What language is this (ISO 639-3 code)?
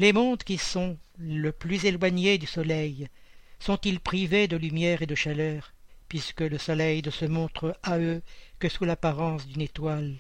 fra